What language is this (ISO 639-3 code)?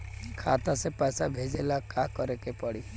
bho